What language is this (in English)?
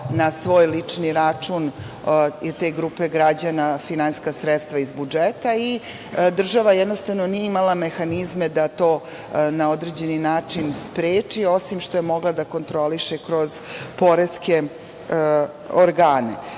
Serbian